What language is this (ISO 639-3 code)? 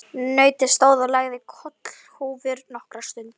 isl